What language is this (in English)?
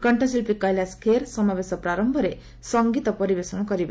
Odia